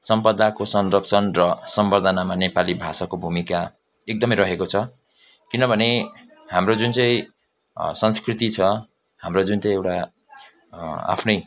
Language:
Nepali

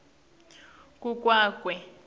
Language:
Swati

